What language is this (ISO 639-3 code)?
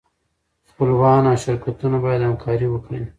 pus